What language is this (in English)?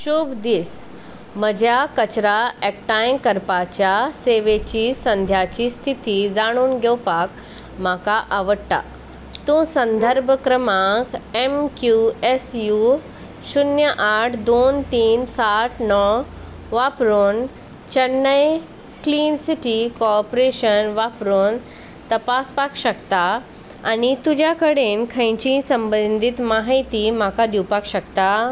Konkani